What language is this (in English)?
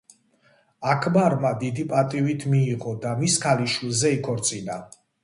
Georgian